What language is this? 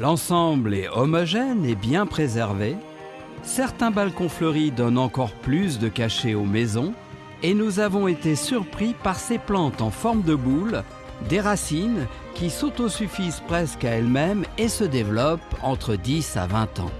French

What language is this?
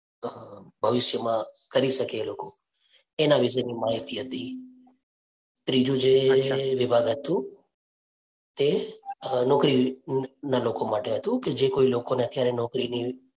Gujarati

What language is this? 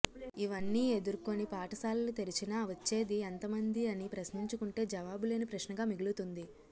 Telugu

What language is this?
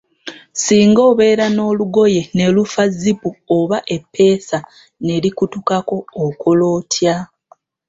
Ganda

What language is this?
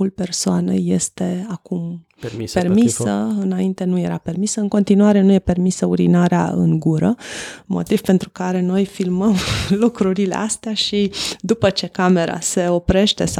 Romanian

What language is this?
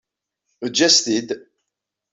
Kabyle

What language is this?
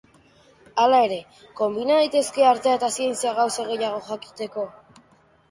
Basque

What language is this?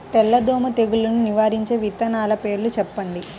Telugu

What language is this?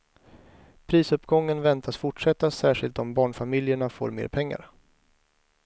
Swedish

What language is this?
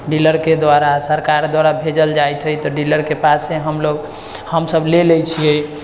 Maithili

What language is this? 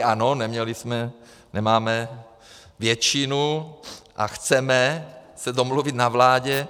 Czech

